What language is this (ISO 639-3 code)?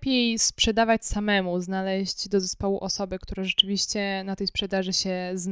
pol